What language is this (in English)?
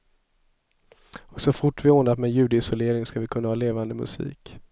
Swedish